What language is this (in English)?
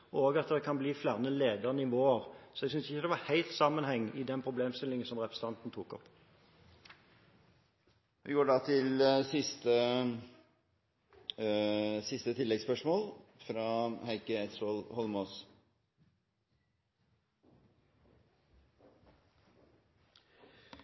Norwegian